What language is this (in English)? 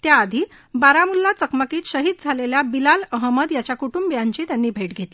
Marathi